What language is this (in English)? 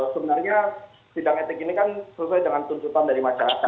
Indonesian